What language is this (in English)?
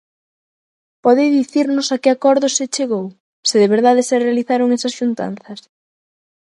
Galician